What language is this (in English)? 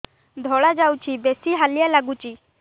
Odia